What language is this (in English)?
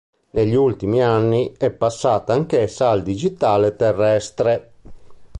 Italian